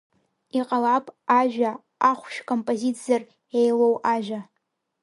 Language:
Abkhazian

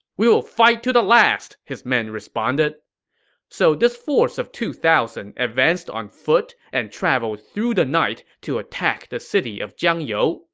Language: English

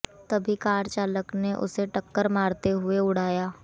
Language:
Hindi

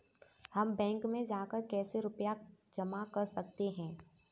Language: Hindi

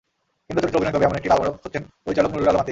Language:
Bangla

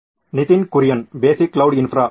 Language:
Kannada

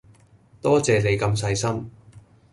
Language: Cantonese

